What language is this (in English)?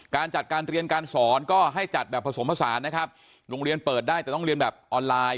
Thai